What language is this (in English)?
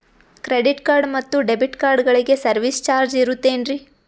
Kannada